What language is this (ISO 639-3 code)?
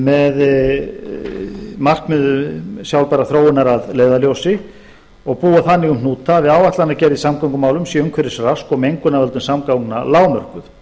isl